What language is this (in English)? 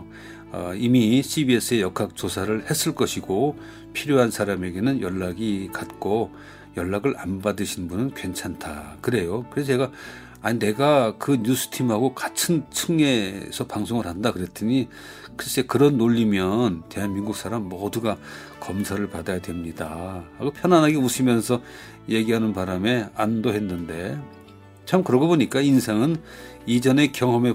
Korean